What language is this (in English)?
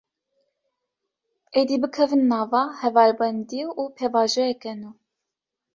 Kurdish